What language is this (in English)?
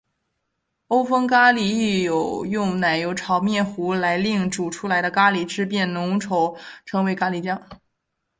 Chinese